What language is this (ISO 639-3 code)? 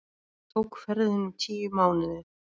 isl